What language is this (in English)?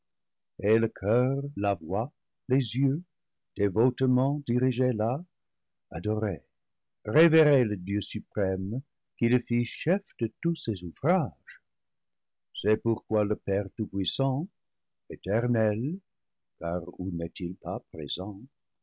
French